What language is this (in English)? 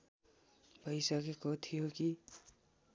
Nepali